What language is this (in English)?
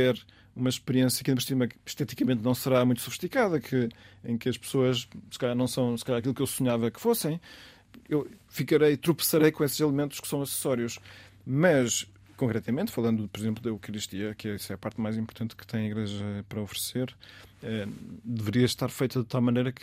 Portuguese